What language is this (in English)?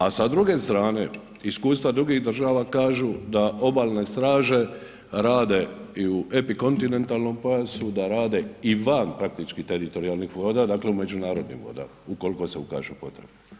Croatian